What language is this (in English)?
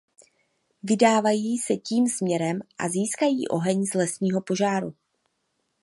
Czech